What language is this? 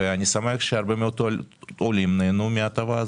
Hebrew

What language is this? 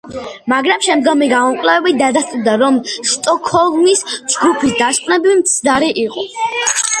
Georgian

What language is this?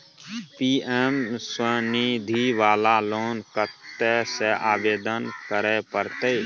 Maithili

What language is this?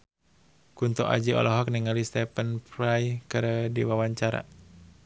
Sundanese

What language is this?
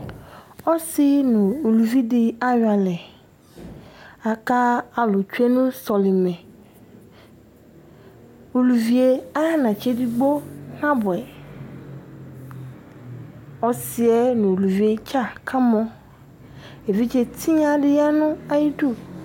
Ikposo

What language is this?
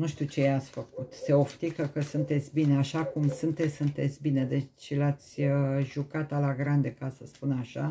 Romanian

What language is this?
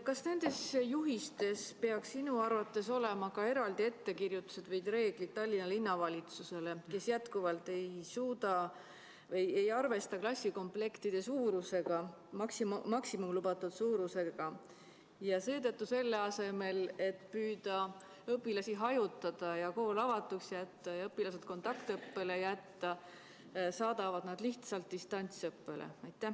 Estonian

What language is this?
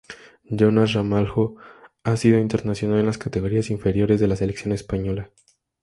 Spanish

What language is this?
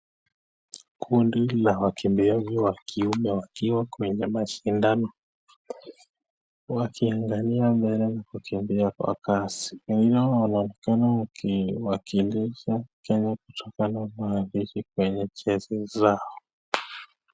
Swahili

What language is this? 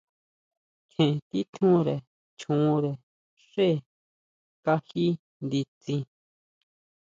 Huautla Mazatec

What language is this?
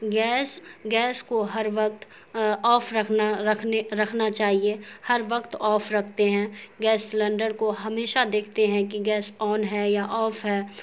Urdu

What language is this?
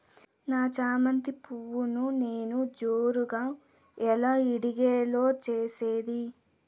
Telugu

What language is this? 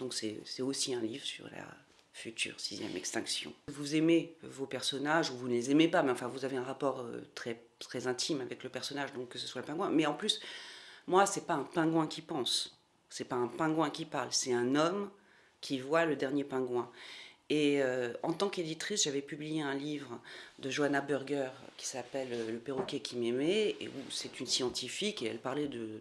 French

